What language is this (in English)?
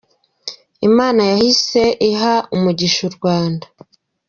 Kinyarwanda